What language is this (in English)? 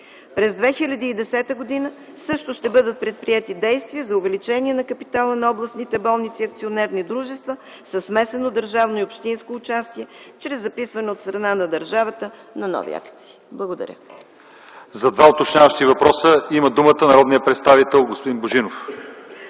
Bulgarian